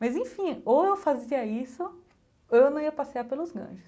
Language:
Portuguese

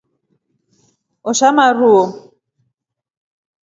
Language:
Rombo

